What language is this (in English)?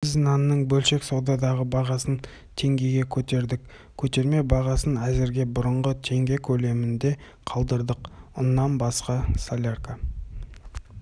Kazakh